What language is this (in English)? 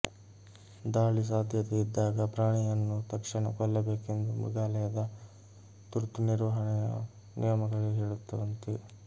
Kannada